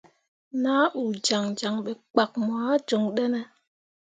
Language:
Mundang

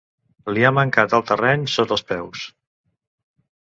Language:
Catalan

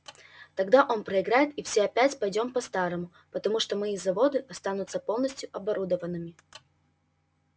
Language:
Russian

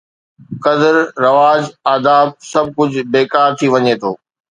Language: Sindhi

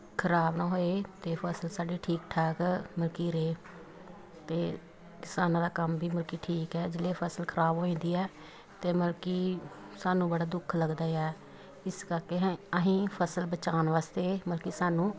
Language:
Punjabi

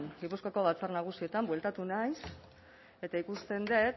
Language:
Basque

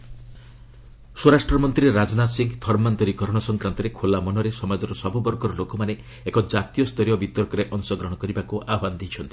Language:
Odia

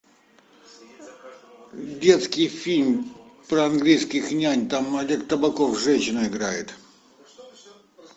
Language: Russian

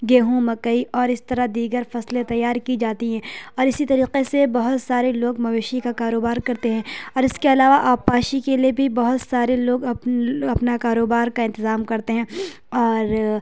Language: Urdu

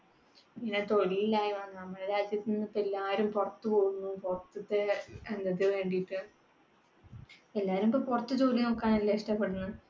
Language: Malayalam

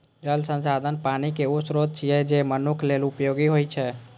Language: Maithili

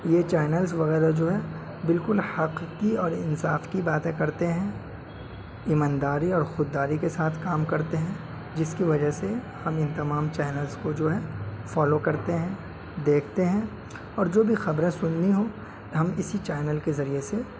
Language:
Urdu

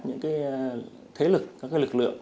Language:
Vietnamese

